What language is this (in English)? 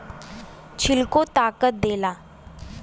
Bhojpuri